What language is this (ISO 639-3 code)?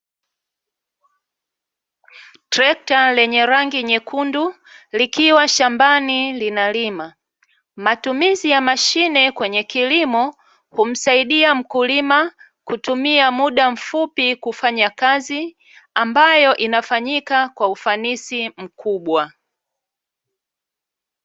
swa